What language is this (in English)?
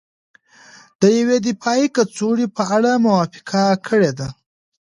Pashto